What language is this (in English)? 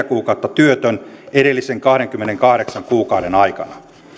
Finnish